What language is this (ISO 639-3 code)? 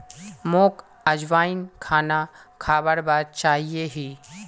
mag